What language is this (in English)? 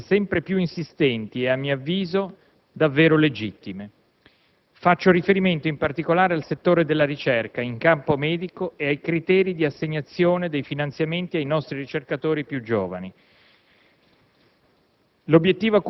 Italian